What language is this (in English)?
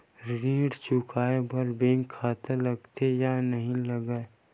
Chhattisgarhi